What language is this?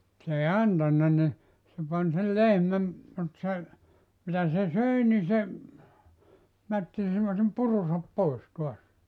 Finnish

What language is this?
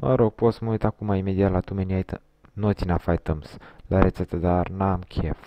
Romanian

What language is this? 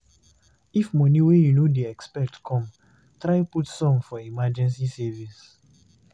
Nigerian Pidgin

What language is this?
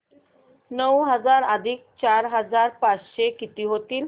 Marathi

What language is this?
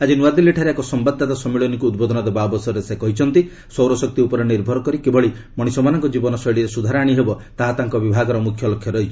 Odia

